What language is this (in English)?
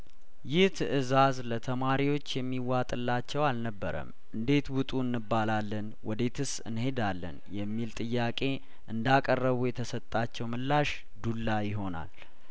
Amharic